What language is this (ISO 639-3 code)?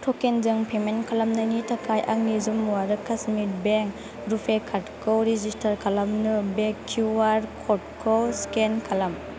brx